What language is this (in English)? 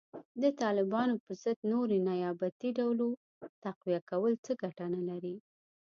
Pashto